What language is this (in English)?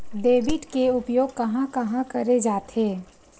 Chhattisgarhi